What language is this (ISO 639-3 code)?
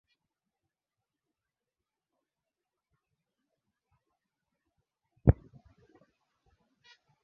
swa